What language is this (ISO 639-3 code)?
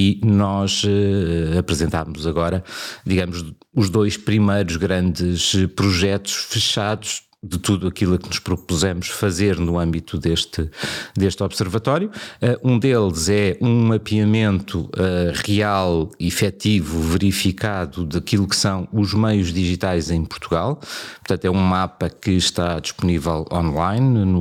por